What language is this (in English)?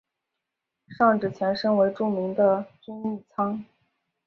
Chinese